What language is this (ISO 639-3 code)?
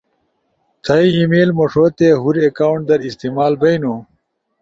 ush